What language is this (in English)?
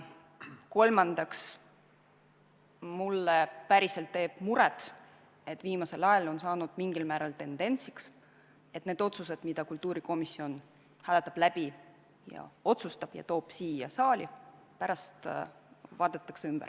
Estonian